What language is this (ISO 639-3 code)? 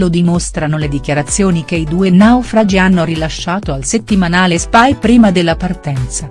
ita